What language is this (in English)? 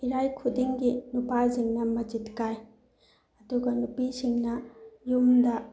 Manipuri